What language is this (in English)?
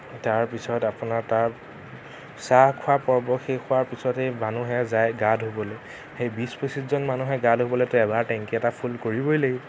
Assamese